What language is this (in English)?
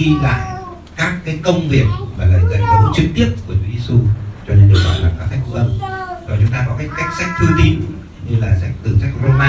Vietnamese